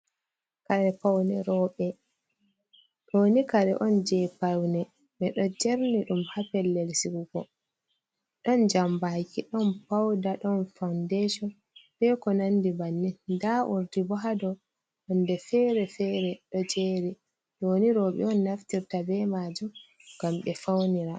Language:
Fula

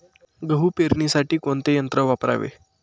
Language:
Marathi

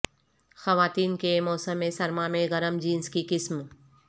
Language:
Urdu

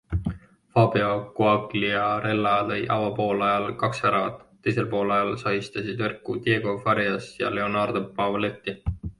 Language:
Estonian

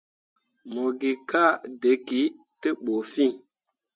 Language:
Mundang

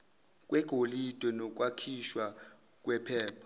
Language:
Zulu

